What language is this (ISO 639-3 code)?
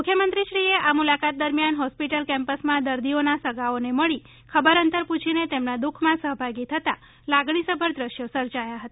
guj